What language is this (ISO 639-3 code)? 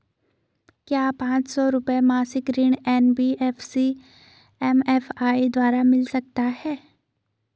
hin